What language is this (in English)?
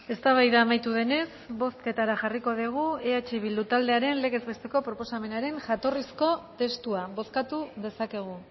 Basque